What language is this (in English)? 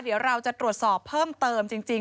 Thai